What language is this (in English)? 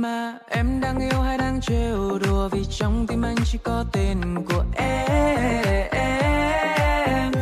Vietnamese